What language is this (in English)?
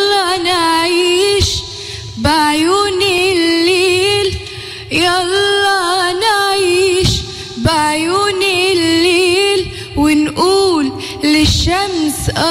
Arabic